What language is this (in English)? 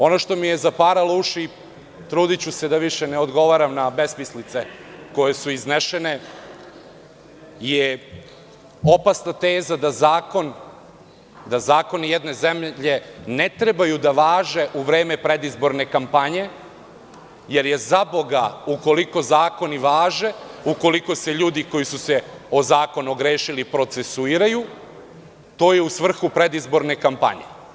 Serbian